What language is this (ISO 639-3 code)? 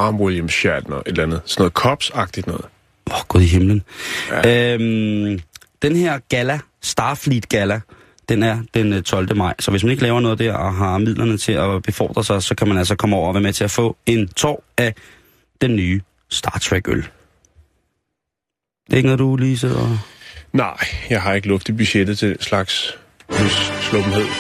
dan